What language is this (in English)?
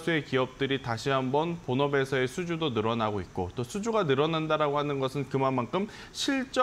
Korean